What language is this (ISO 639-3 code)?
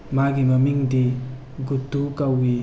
mni